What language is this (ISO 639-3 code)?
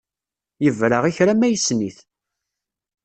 kab